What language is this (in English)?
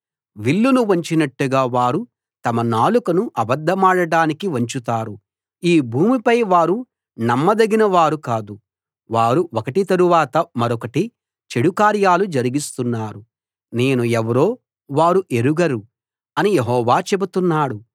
Telugu